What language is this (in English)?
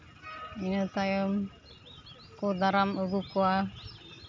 Santali